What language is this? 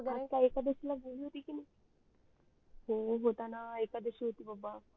Marathi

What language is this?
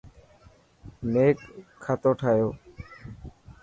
Dhatki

